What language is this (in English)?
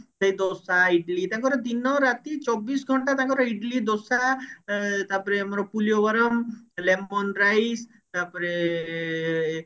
Odia